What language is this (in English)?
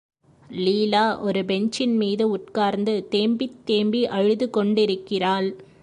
Tamil